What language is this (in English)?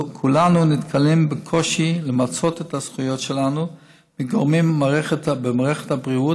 Hebrew